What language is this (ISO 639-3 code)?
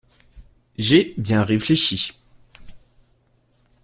fra